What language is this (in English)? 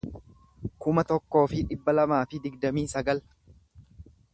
Oromo